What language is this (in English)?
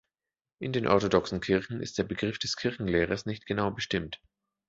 German